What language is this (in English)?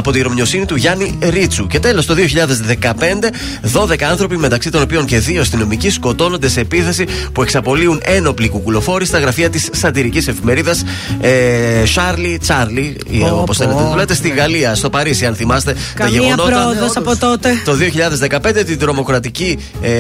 Greek